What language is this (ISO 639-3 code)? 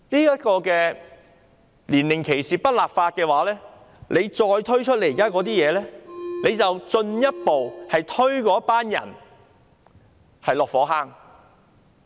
yue